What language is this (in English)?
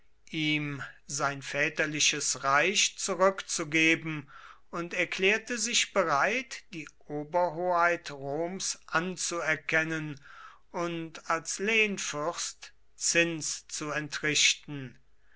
German